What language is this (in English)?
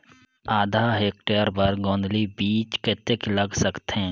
Chhattisgarhi